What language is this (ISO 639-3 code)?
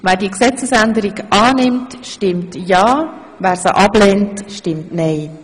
gsw